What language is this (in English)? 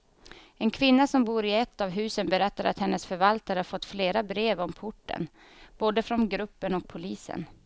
Swedish